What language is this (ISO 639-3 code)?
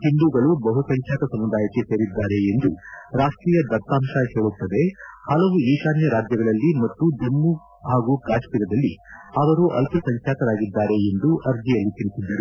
kan